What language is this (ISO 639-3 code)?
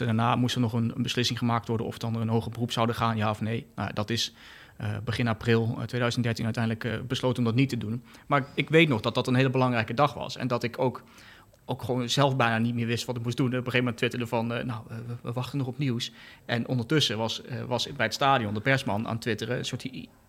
nld